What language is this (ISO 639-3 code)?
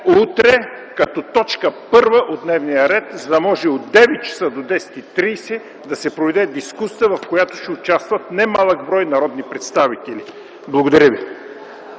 bul